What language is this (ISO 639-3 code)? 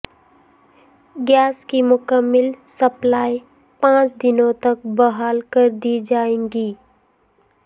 urd